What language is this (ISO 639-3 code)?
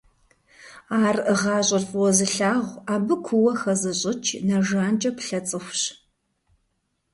kbd